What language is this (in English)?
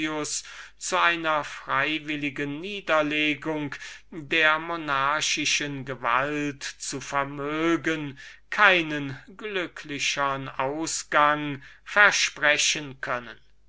German